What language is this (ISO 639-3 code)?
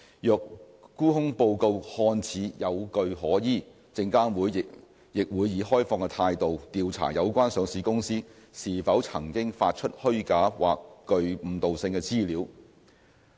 yue